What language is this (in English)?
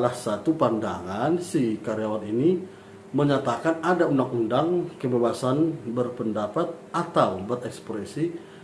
Indonesian